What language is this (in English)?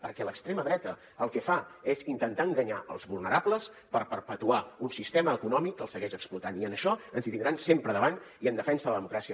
Catalan